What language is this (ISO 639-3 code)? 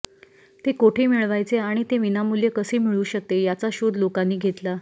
mar